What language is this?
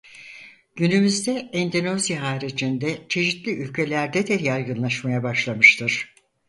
Turkish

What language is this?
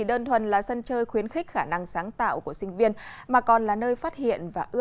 Vietnamese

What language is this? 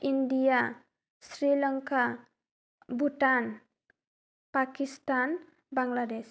Bodo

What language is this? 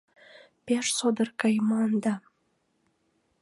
Mari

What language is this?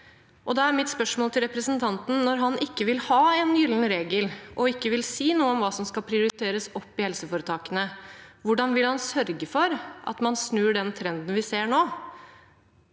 Norwegian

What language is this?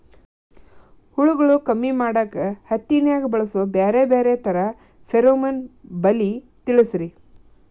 Kannada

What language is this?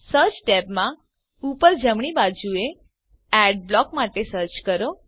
Gujarati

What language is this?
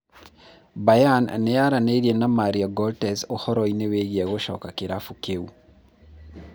Kikuyu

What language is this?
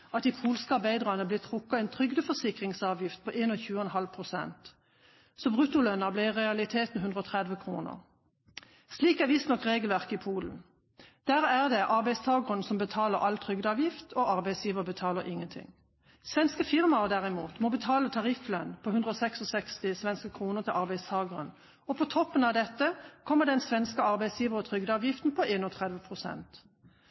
Norwegian Bokmål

